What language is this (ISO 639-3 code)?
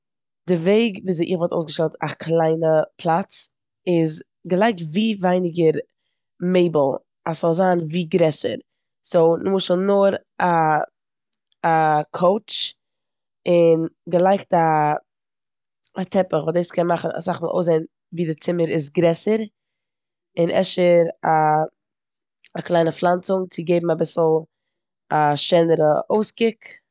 yid